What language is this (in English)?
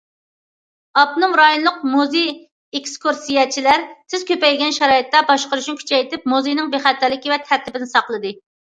Uyghur